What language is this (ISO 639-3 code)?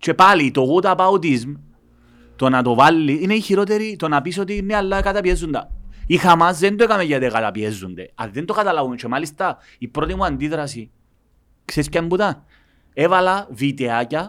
ell